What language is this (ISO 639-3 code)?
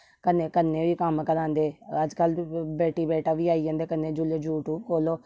doi